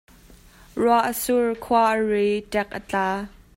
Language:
Hakha Chin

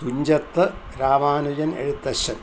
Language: Malayalam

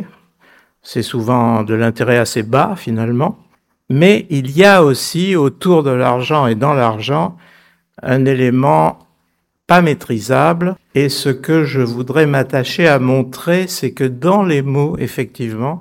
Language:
French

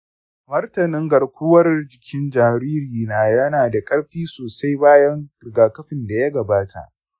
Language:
Hausa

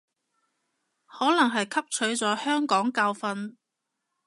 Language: Cantonese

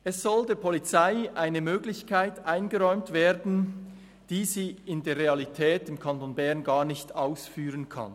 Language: Swiss German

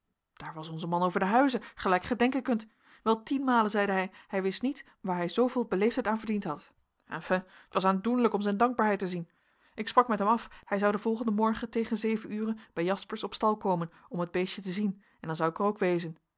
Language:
Dutch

